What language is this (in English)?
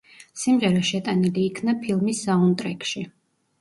Georgian